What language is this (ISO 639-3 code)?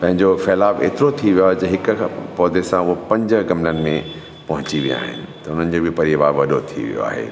snd